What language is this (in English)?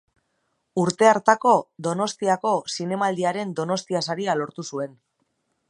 Basque